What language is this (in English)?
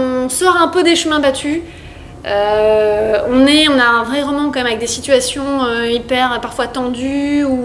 French